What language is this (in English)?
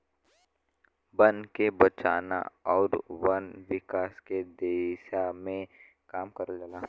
Bhojpuri